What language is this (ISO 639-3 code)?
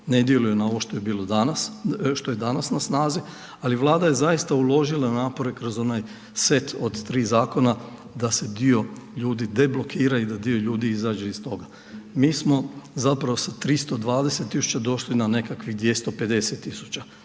hrv